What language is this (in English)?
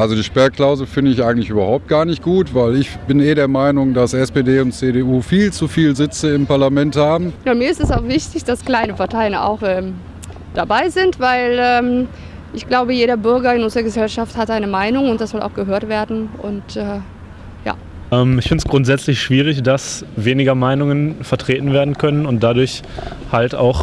German